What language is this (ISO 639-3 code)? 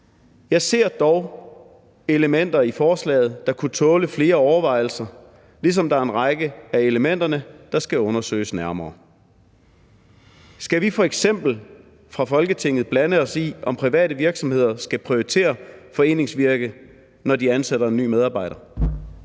dan